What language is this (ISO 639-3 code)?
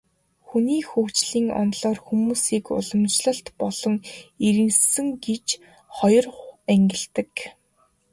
mon